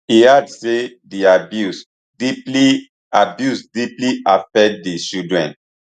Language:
Nigerian Pidgin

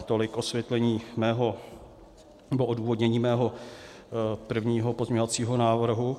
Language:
Czech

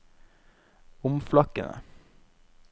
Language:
Norwegian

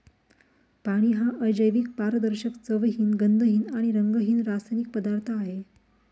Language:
Marathi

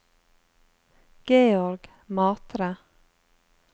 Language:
Norwegian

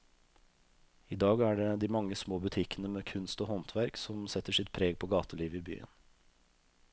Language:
Norwegian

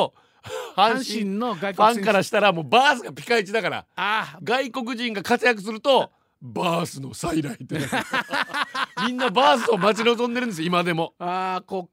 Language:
Japanese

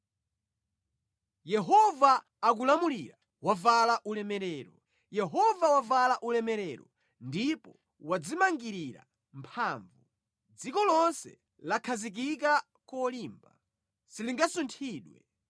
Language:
Nyanja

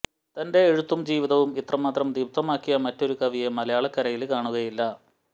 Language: Malayalam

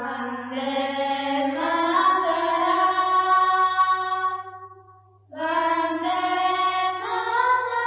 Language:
Malayalam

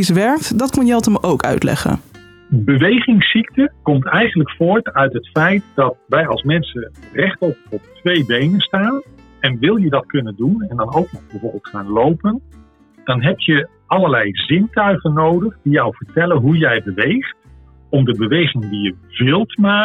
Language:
Dutch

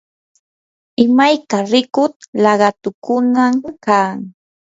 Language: Yanahuanca Pasco Quechua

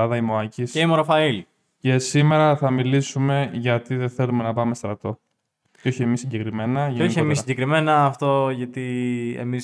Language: Greek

